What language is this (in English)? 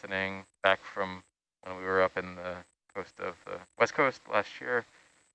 English